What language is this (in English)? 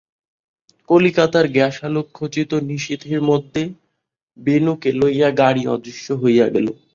Bangla